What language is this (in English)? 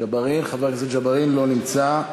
Hebrew